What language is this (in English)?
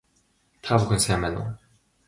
Mongolian